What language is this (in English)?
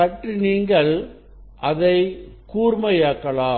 Tamil